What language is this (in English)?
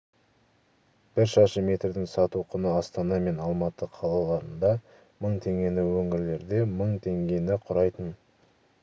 Kazakh